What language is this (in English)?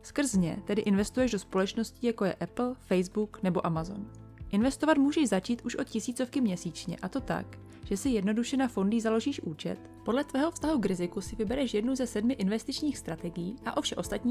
Czech